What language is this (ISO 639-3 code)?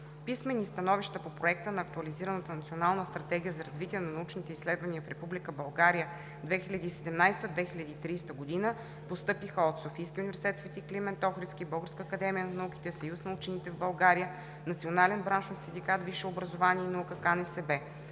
bul